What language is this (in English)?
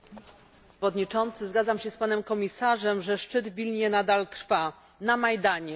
Polish